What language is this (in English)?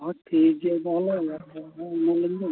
Santali